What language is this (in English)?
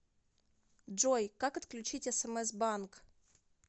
Russian